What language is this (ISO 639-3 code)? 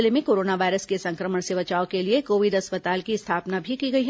hin